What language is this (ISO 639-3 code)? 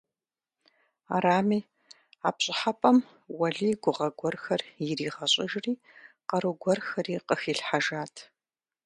kbd